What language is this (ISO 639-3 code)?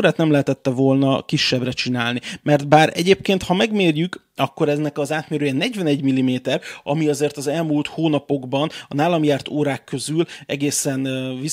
hun